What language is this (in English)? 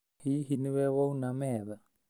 Kikuyu